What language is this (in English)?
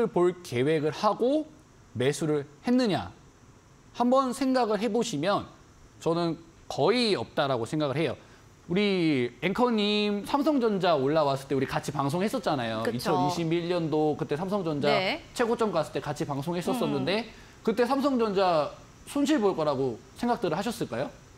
Korean